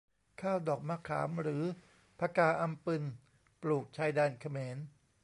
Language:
Thai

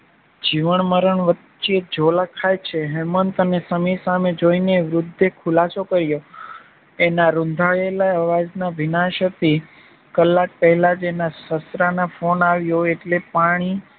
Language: Gujarati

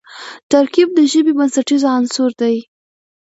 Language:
Pashto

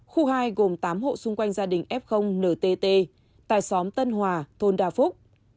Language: Vietnamese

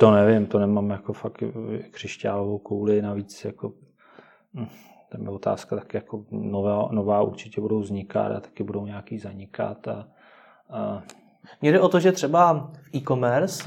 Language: Czech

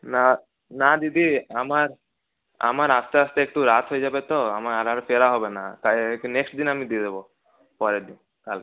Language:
Bangla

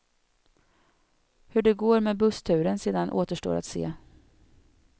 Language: Swedish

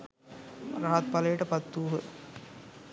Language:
Sinhala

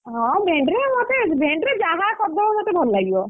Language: Odia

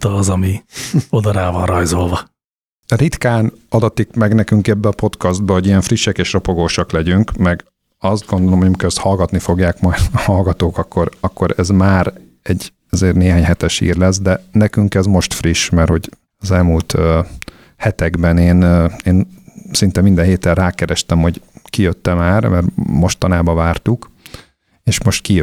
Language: Hungarian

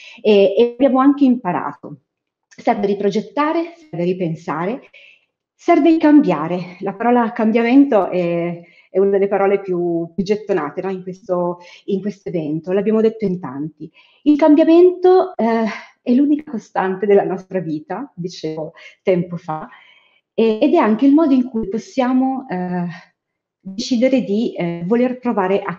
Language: Italian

